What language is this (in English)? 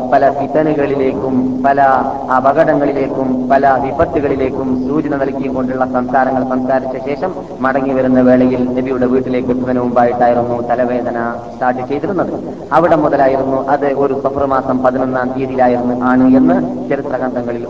Malayalam